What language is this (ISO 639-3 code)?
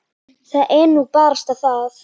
isl